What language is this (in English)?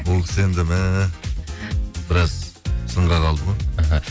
Kazakh